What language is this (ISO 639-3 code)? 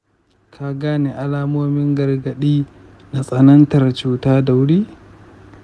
hau